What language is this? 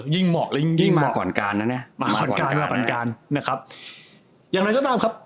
Thai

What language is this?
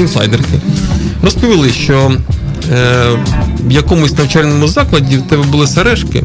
Ukrainian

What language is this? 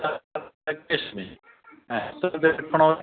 Sindhi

